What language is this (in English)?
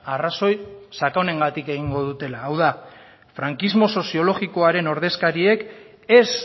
Basque